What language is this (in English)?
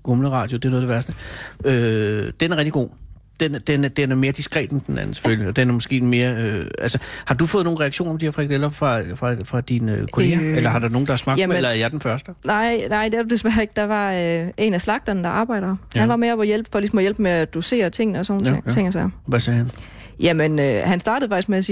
Danish